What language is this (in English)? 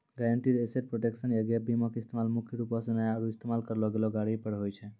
Maithili